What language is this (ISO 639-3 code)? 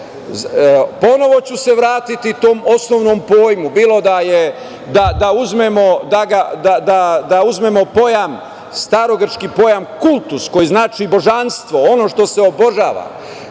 srp